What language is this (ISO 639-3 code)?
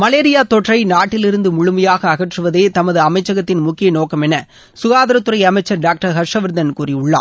tam